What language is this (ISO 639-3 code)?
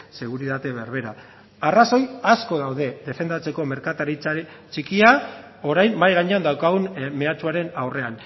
eus